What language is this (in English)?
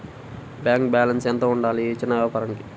Telugu